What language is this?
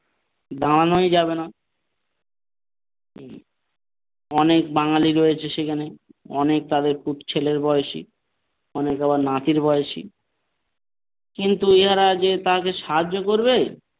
Bangla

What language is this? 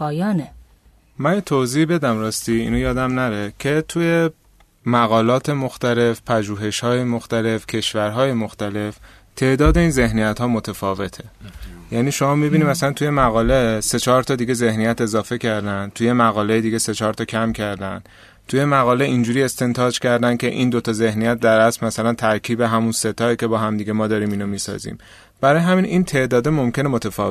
Persian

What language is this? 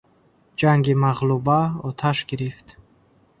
Tajik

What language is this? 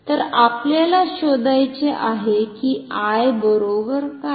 Marathi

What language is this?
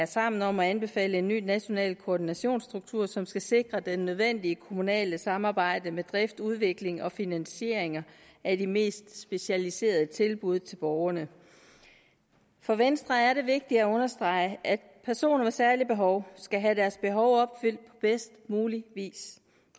Danish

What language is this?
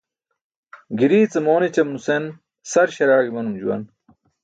Burushaski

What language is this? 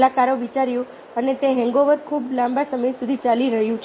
Gujarati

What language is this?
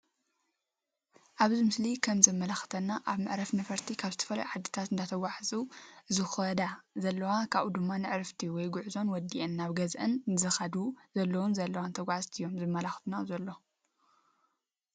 Tigrinya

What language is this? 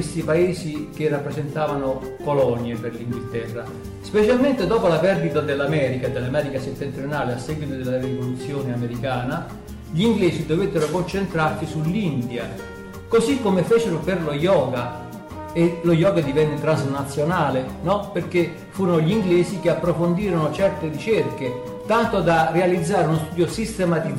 Italian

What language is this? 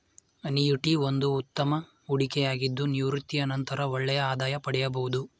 Kannada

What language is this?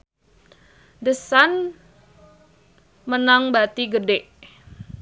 Sundanese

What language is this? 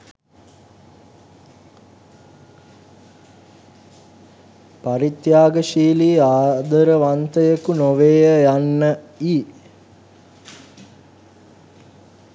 Sinhala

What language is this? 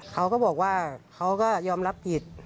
Thai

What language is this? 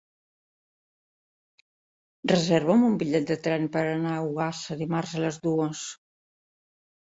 Catalan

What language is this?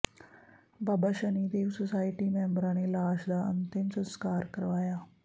Punjabi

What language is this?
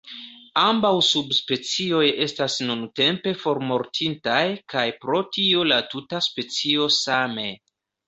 Esperanto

